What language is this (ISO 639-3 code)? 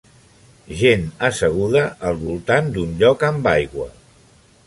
cat